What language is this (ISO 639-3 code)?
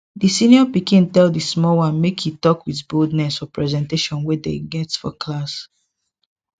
pcm